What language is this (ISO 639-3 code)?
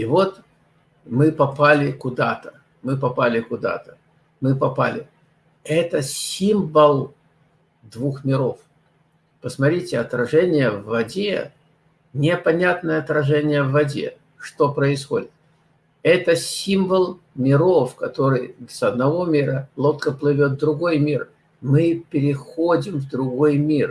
rus